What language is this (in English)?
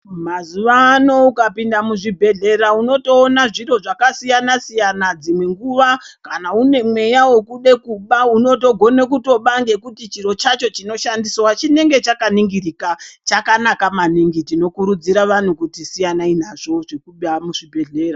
Ndau